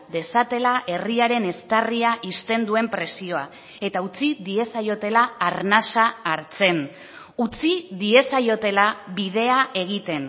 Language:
Basque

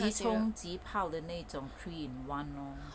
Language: English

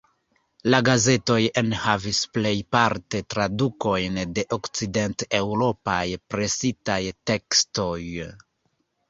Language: Esperanto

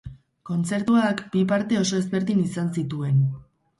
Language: Basque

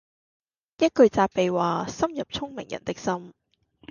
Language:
Cantonese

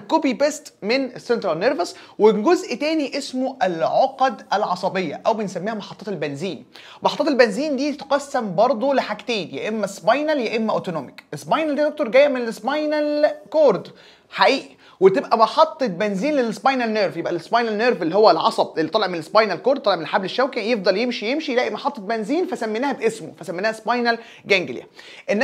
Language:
Arabic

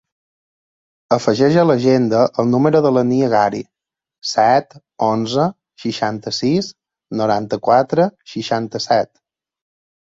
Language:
Catalan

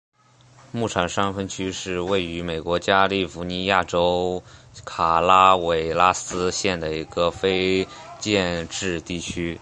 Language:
Chinese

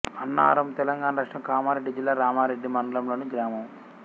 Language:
Telugu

